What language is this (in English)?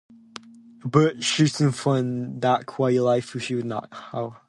English